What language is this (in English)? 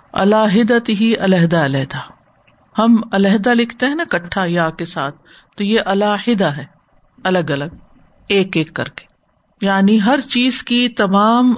Urdu